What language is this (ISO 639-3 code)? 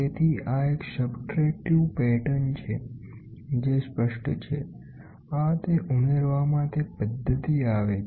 guj